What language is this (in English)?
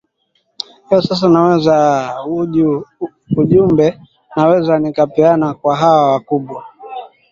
Swahili